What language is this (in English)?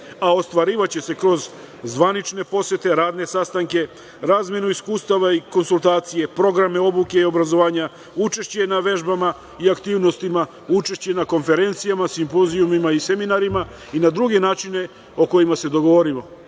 Serbian